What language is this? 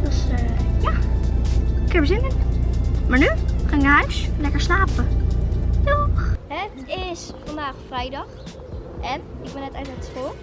Dutch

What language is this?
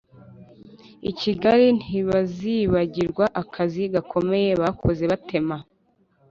Kinyarwanda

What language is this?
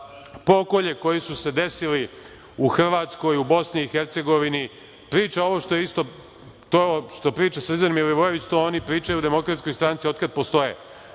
Serbian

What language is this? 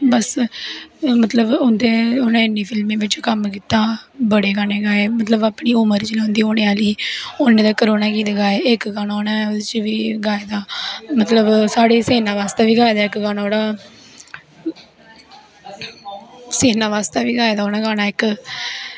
Dogri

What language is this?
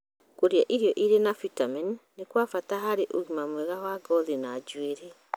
Kikuyu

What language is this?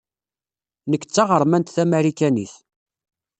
Kabyle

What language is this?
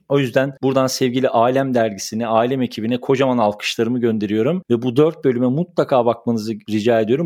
Turkish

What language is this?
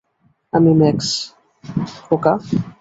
Bangla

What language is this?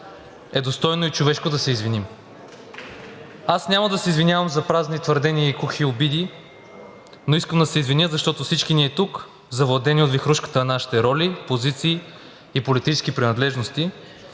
Bulgarian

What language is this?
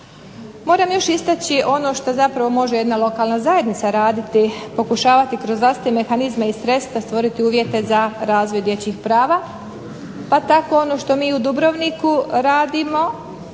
Croatian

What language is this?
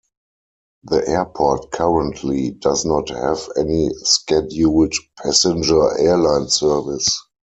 English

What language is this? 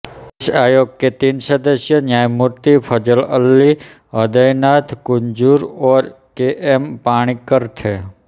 Hindi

